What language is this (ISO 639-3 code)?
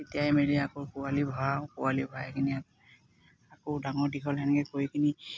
asm